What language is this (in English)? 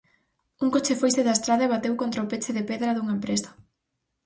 Galician